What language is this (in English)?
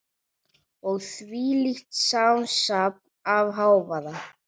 Icelandic